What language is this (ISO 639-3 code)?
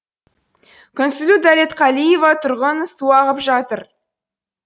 kaz